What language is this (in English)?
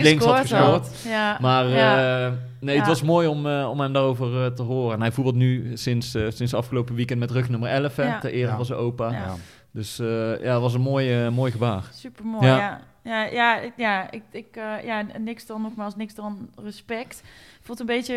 Dutch